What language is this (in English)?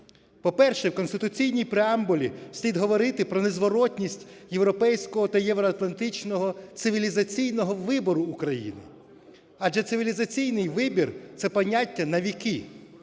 Ukrainian